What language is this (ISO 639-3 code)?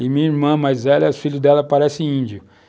por